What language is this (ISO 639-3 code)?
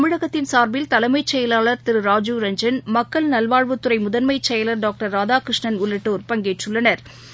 tam